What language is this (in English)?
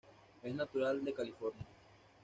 Spanish